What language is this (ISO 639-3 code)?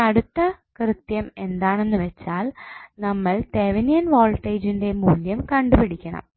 mal